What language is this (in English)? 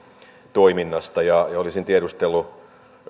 Finnish